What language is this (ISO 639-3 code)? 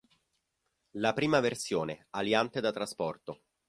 ita